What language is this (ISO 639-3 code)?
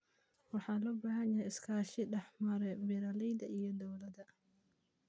som